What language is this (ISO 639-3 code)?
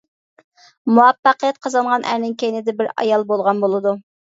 uig